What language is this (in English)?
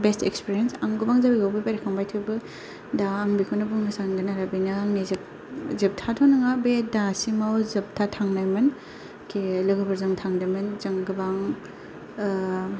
Bodo